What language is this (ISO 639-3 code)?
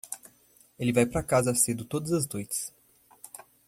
por